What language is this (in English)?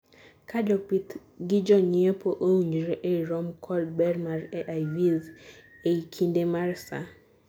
Luo (Kenya and Tanzania)